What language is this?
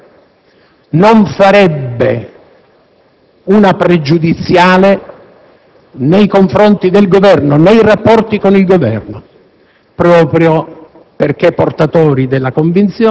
Italian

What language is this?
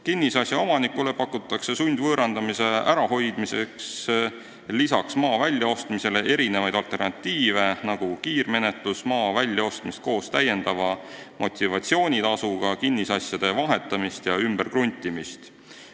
Estonian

